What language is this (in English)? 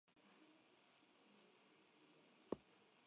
Spanish